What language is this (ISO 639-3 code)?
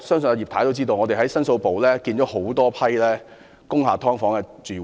yue